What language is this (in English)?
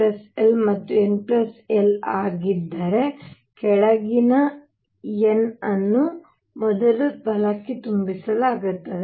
Kannada